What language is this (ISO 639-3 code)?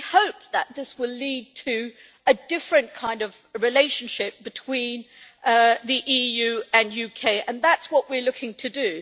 eng